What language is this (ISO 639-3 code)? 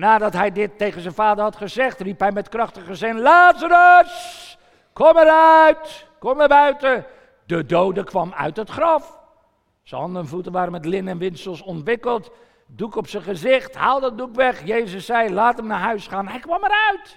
nld